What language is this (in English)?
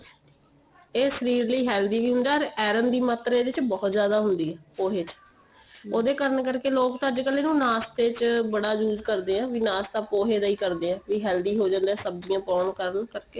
Punjabi